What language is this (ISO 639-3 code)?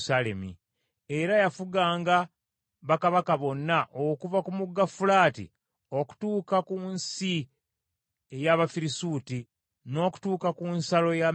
lug